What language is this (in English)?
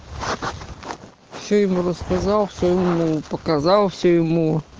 Russian